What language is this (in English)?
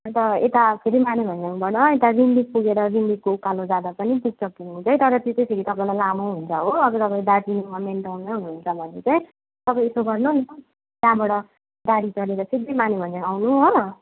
Nepali